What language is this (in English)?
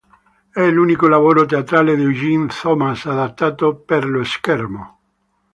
Italian